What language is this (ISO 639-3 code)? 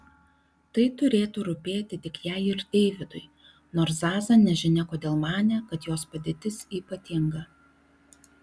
lit